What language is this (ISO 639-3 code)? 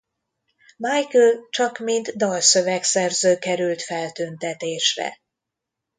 hun